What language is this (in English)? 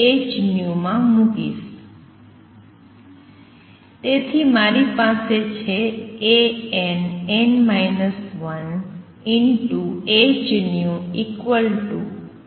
Gujarati